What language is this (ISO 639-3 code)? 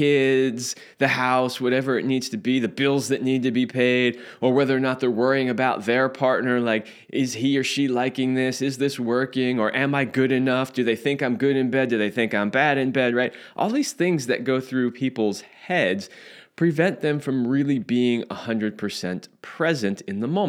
eng